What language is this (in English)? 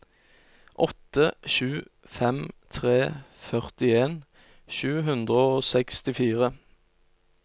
Norwegian